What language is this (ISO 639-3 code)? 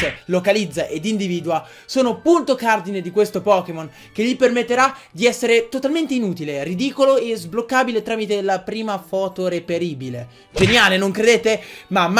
ita